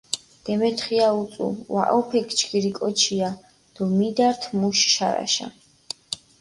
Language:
Mingrelian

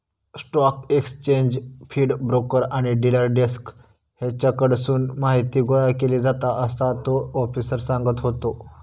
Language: Marathi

